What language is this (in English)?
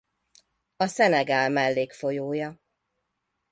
Hungarian